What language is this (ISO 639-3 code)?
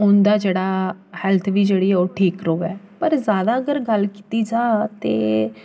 doi